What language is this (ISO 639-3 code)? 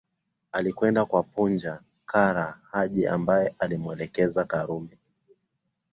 swa